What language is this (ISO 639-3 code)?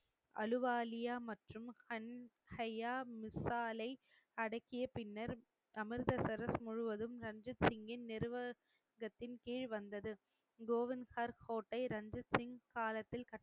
tam